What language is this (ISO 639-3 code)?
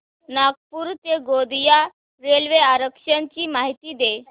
mar